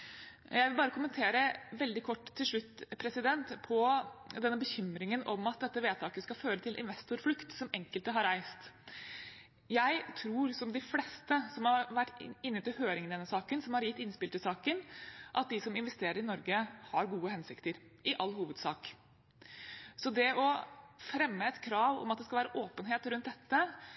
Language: Norwegian Bokmål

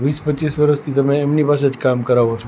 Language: Gujarati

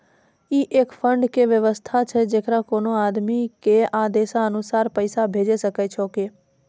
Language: Maithili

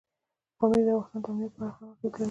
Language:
Pashto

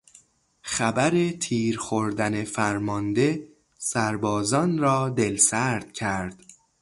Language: Persian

